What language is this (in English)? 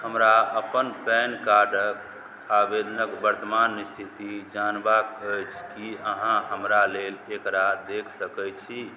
Maithili